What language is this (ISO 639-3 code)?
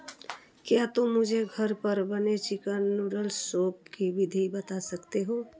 hin